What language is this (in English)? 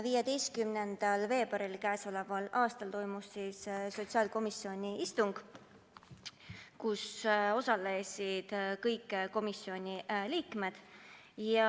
Estonian